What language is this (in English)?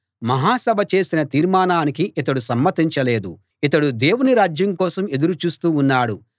Telugu